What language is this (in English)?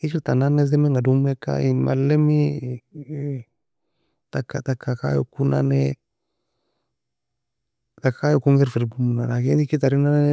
Nobiin